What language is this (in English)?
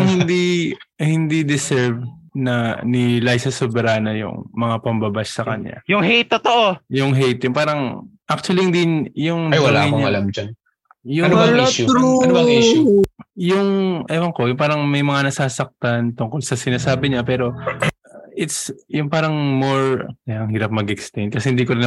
Filipino